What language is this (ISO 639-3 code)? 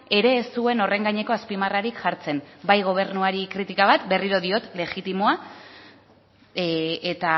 eus